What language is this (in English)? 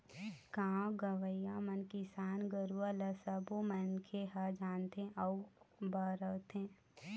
Chhattisgarhi